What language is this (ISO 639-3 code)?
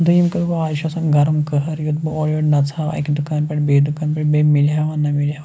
kas